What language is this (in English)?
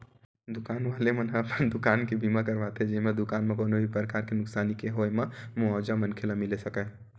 Chhattisgarhi